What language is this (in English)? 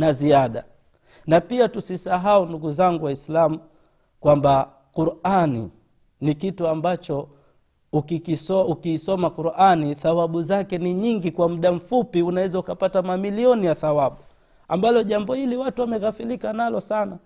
Swahili